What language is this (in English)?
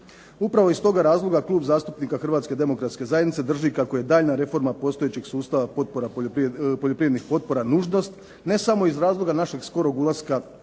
Croatian